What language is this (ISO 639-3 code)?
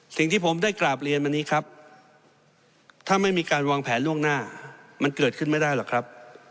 tha